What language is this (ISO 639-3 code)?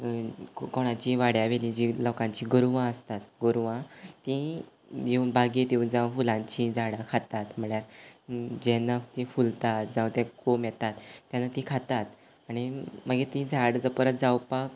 kok